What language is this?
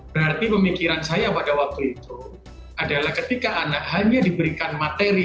Indonesian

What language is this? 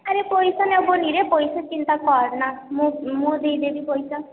Odia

